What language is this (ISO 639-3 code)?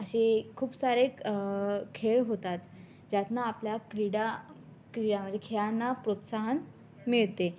mar